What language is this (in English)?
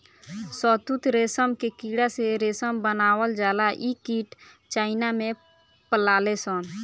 Bhojpuri